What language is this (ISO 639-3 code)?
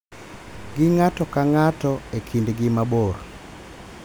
luo